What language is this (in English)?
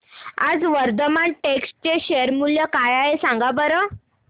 Marathi